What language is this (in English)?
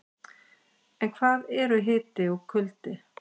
Icelandic